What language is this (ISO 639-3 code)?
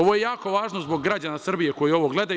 srp